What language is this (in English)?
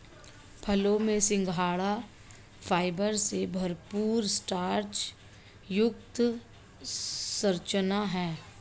Hindi